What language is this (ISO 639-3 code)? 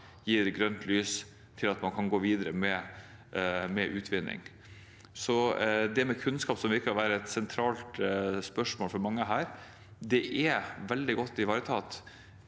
nor